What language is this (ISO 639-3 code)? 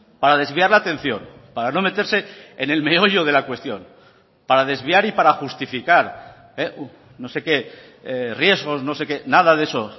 spa